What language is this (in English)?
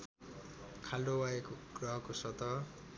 Nepali